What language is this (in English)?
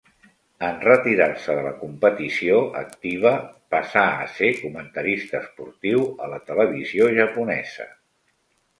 Catalan